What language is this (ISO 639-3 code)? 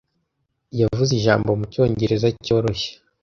kin